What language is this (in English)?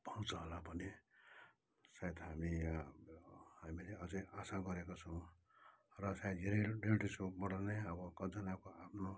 Nepali